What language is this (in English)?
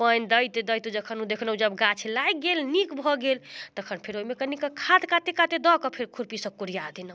Maithili